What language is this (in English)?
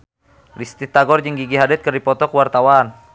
Sundanese